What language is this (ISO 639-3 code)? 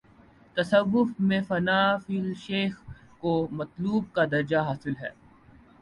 urd